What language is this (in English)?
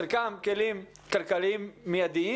Hebrew